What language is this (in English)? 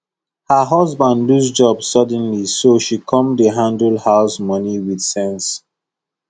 Nigerian Pidgin